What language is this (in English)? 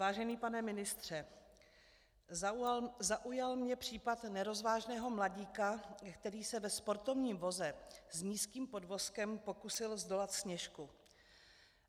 Czech